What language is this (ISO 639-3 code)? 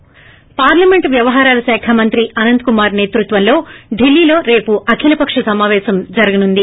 tel